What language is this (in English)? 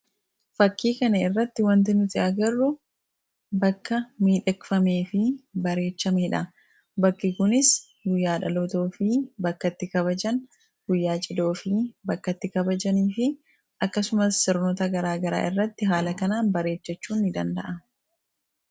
Oromo